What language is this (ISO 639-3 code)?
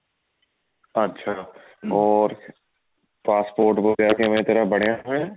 pan